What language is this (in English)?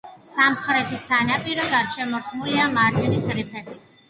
Georgian